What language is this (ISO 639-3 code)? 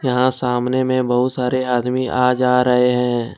hin